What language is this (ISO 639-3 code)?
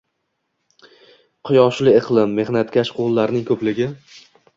uzb